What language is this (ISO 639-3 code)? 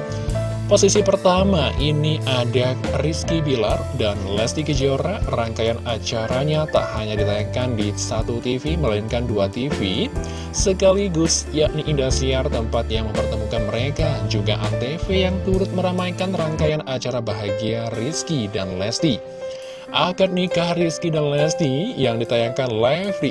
ind